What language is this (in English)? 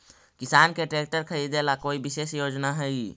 Magahi